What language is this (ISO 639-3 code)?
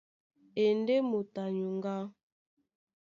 dua